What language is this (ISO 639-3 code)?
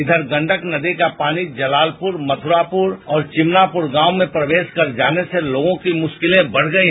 hin